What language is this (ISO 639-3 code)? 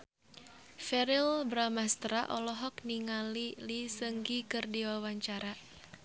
sun